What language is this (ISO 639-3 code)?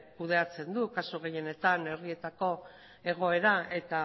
eus